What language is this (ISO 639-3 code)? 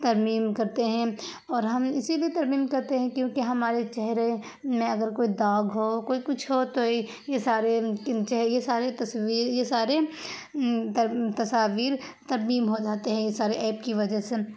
urd